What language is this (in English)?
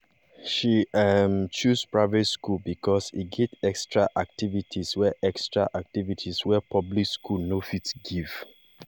Nigerian Pidgin